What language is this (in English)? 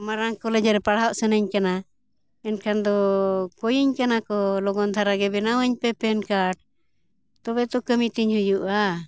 Santali